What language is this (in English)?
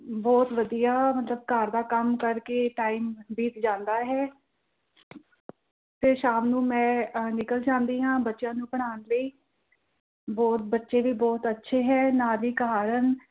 Punjabi